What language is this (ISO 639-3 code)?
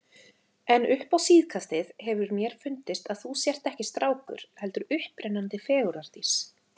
isl